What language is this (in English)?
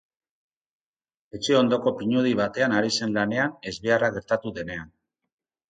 Basque